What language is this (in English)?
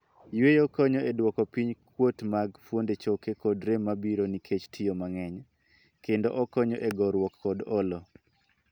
Luo (Kenya and Tanzania)